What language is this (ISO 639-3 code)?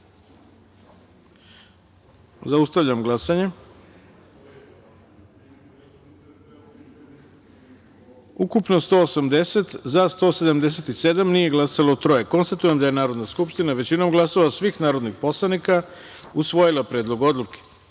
srp